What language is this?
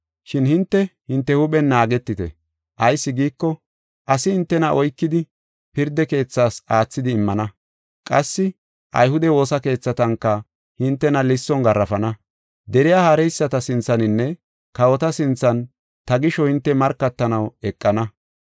Gofa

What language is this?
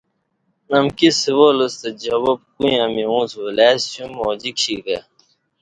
Kati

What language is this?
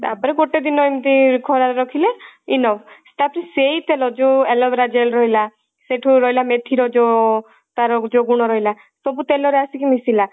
Odia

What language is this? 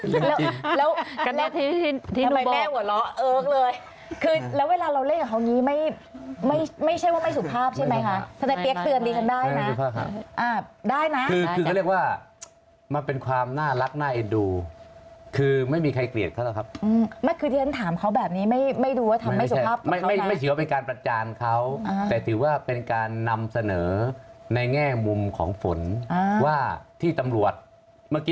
Thai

